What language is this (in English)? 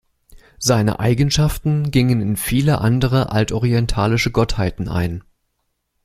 German